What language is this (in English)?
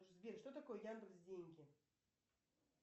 Russian